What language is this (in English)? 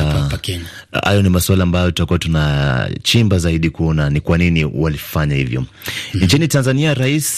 Swahili